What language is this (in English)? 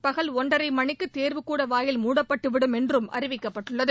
Tamil